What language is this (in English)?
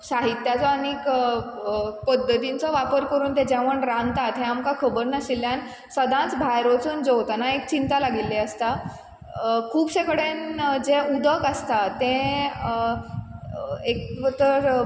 Konkani